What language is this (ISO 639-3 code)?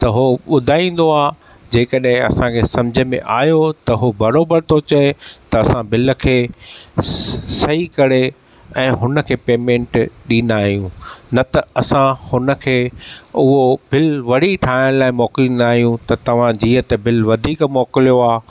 snd